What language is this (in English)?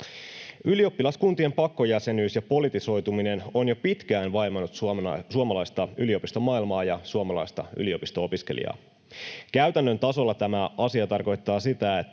Finnish